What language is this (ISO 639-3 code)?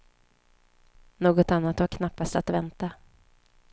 swe